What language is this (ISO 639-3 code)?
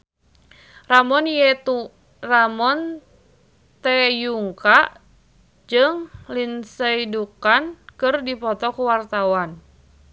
sun